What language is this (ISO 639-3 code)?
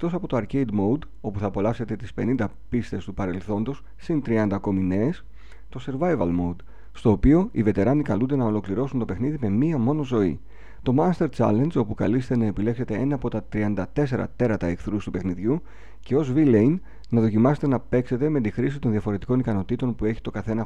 ell